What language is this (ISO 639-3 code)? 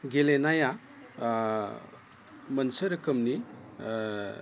brx